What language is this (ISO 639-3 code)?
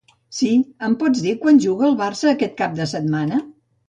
cat